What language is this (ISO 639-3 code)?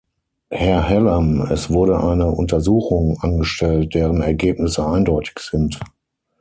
deu